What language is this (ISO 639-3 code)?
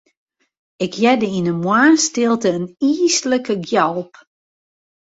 fry